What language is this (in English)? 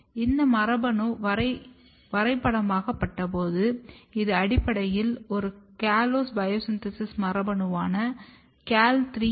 Tamil